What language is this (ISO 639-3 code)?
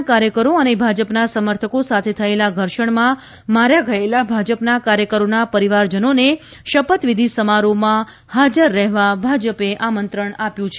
guj